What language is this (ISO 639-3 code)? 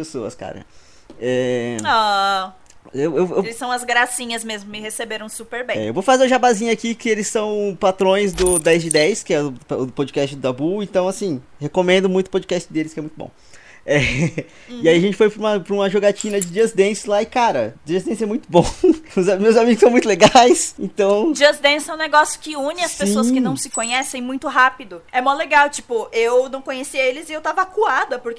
por